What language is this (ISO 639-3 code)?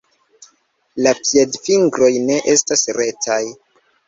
epo